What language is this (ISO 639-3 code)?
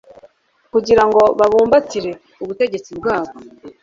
kin